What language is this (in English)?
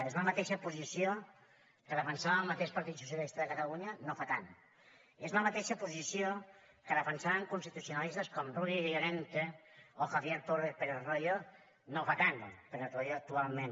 Catalan